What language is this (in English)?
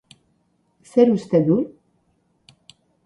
Basque